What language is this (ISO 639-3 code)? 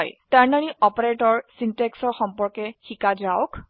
asm